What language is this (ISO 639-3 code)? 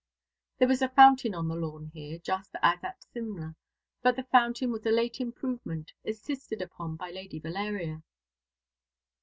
eng